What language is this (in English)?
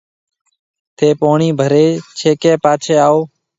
Marwari (Pakistan)